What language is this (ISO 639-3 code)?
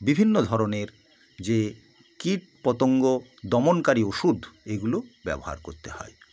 ben